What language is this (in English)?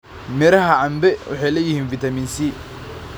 Somali